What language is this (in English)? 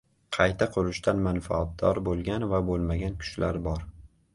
Uzbek